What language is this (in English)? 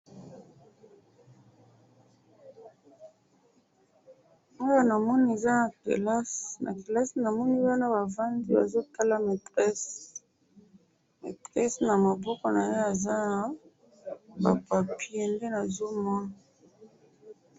Lingala